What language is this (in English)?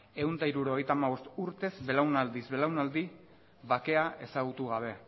Basque